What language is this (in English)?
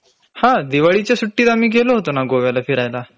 Marathi